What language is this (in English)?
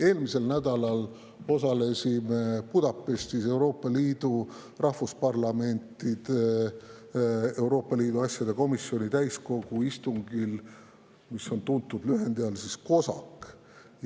Estonian